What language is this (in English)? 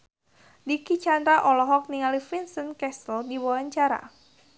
Sundanese